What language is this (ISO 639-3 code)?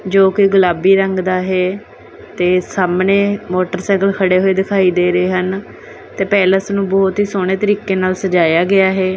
pan